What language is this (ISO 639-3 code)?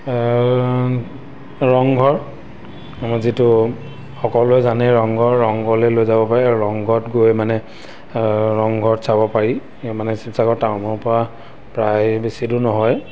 asm